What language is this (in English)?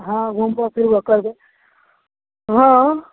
Maithili